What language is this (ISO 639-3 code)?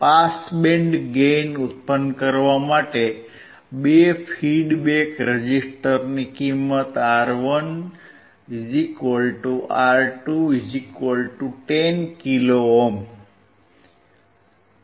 guj